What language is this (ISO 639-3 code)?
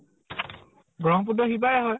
asm